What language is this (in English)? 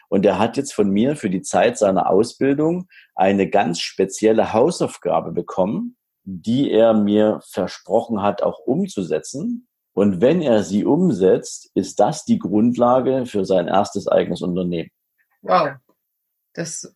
German